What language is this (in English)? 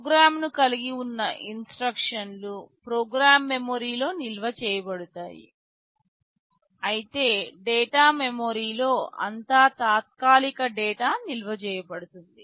Telugu